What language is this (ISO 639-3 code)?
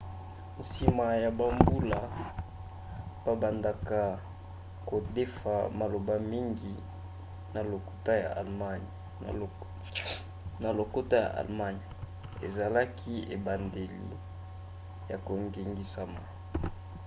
lin